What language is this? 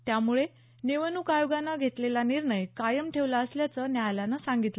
Marathi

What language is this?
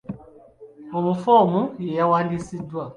Ganda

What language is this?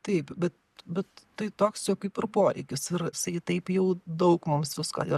Lithuanian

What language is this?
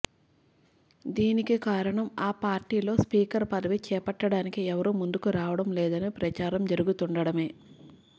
Telugu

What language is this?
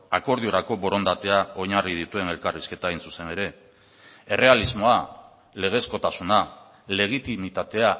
Basque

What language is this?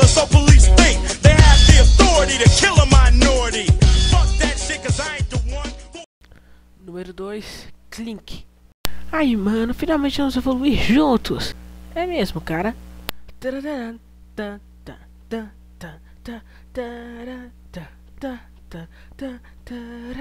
Portuguese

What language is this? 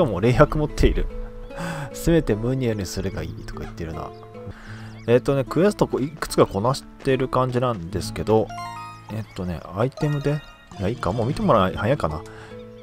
Japanese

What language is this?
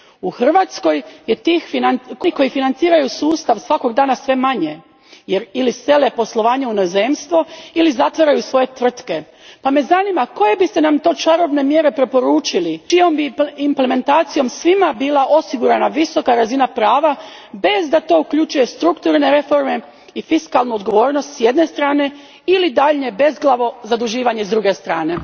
Croatian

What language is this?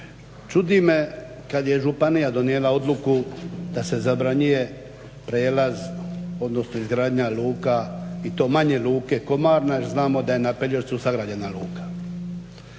Croatian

